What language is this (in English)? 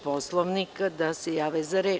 Serbian